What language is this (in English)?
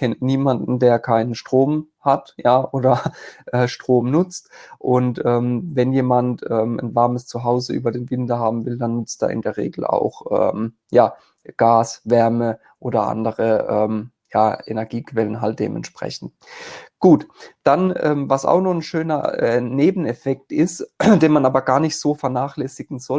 German